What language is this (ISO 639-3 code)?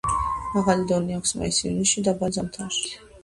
kat